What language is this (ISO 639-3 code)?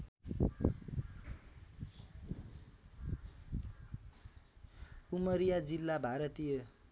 nep